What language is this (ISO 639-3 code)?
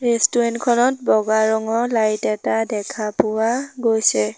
asm